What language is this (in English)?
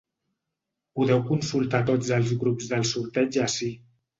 Catalan